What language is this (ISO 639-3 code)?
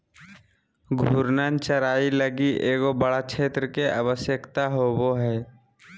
mag